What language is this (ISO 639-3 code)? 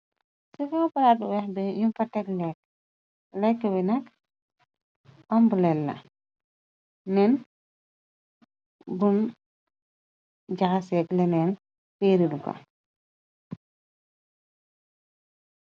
wol